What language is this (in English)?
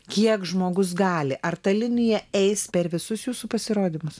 Lithuanian